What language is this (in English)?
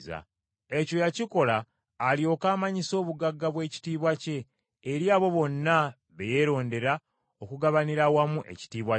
Ganda